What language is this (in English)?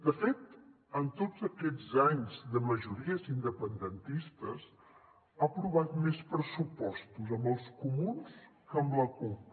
Catalan